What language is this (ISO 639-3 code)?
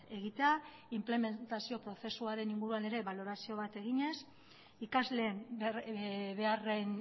eus